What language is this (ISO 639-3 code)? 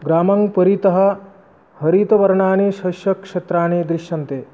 san